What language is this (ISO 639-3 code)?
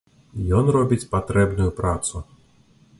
bel